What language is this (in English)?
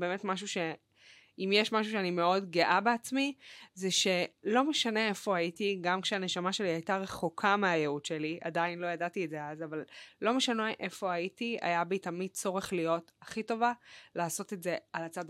Hebrew